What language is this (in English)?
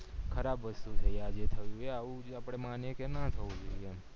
Gujarati